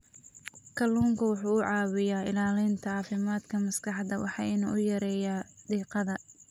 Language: Somali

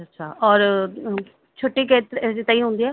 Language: Sindhi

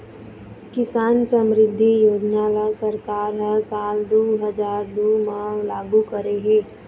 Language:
Chhattisgarhi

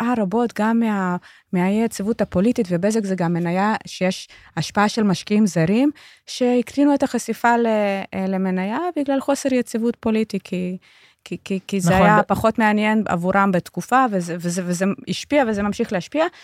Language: Hebrew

